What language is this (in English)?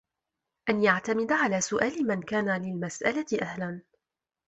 Arabic